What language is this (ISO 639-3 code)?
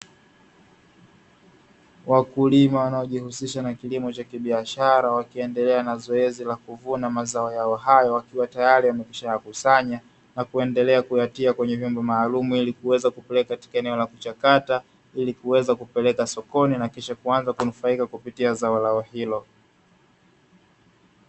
swa